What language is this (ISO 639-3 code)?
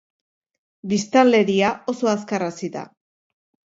eus